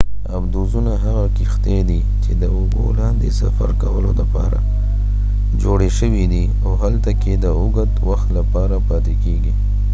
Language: Pashto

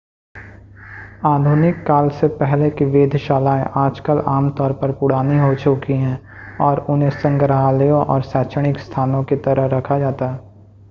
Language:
Hindi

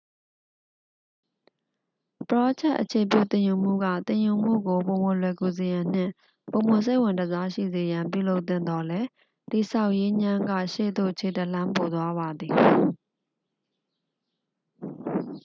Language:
Burmese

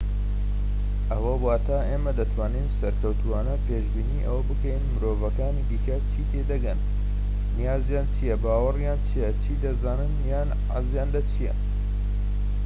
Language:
Central Kurdish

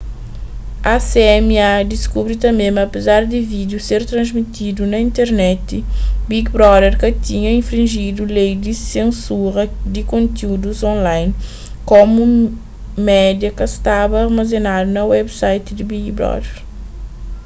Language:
Kabuverdianu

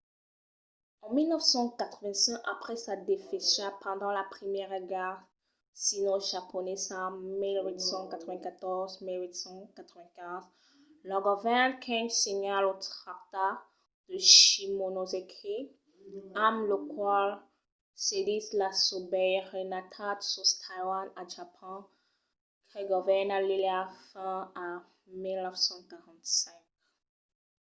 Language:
Occitan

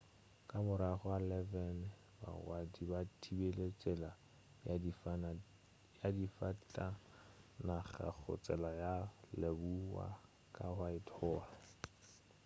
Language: Northern Sotho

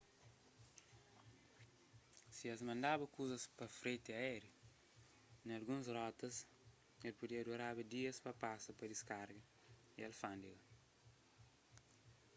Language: Kabuverdianu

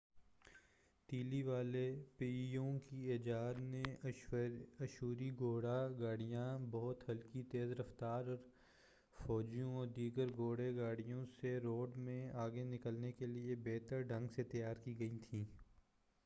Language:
Urdu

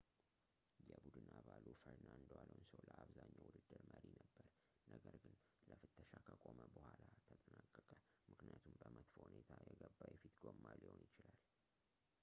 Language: Amharic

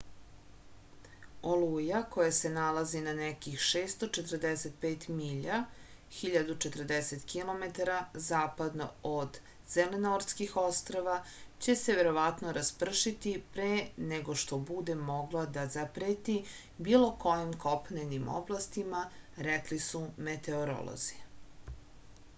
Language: Serbian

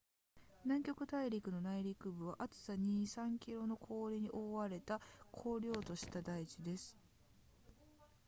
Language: Japanese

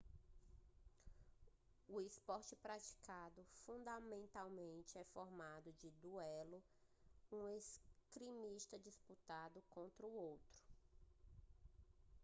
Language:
Portuguese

